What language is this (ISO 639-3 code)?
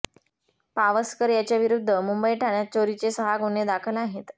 mar